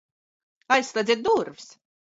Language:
Latvian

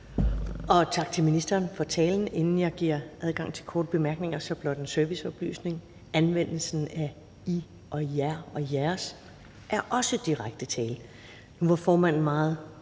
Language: Danish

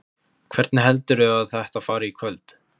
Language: Icelandic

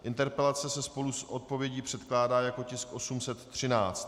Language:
Czech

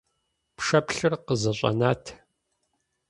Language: Kabardian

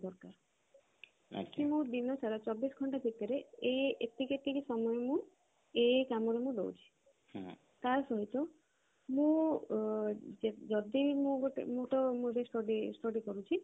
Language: Odia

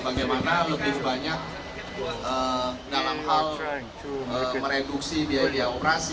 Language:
Indonesian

